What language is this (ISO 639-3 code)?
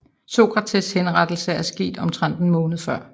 dan